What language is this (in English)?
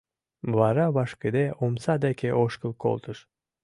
Mari